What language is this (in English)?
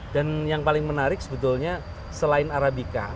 Indonesian